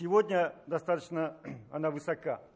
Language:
Russian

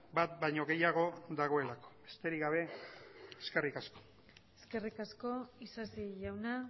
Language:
Basque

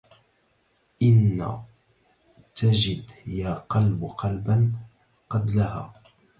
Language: Arabic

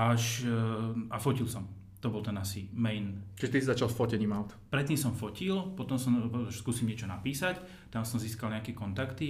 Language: Slovak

